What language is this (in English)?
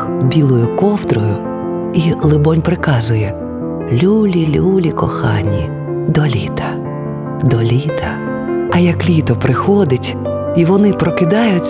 Ukrainian